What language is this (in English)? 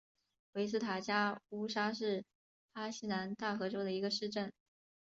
Chinese